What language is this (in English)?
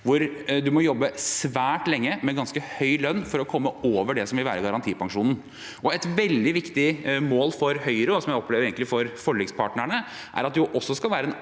Norwegian